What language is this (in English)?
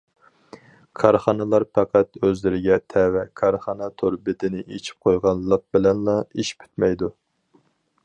Uyghur